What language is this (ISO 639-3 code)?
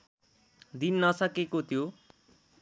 nep